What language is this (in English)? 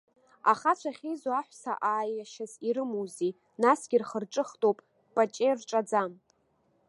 Abkhazian